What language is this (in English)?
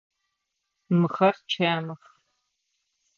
Adyghe